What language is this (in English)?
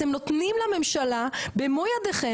Hebrew